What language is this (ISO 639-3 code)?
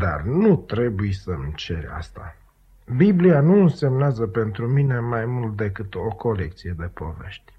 ron